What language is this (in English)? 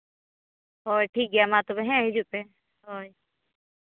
Santali